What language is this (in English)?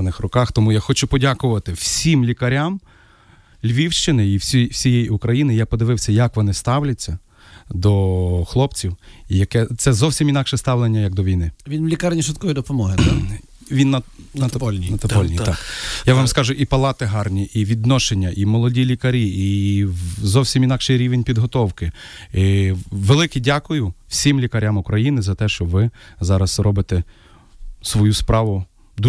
Ukrainian